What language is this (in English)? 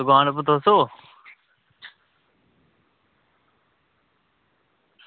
Dogri